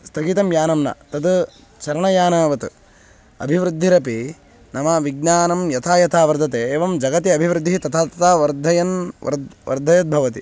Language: Sanskrit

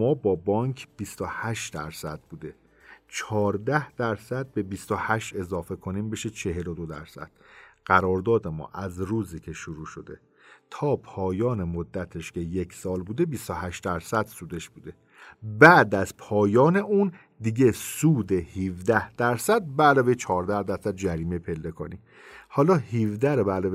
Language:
Persian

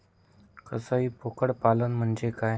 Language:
Marathi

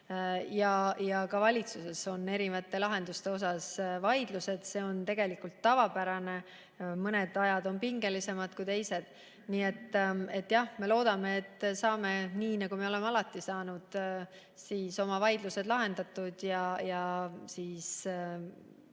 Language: Estonian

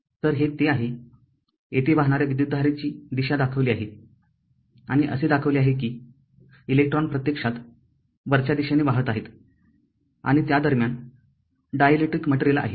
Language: Marathi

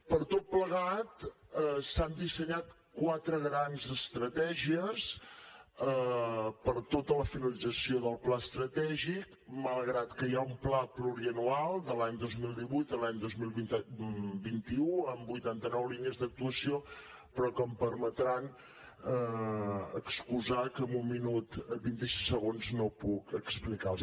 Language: Catalan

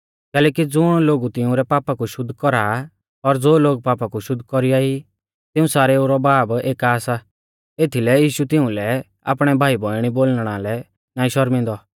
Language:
Mahasu Pahari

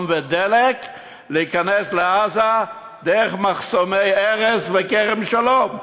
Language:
Hebrew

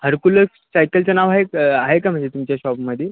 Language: Marathi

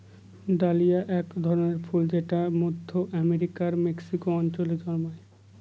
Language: Bangla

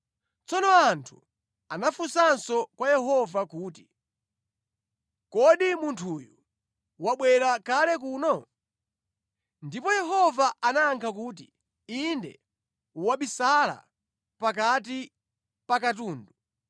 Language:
Nyanja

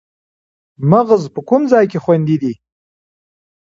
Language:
Pashto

